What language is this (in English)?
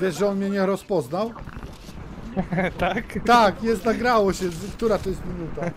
Polish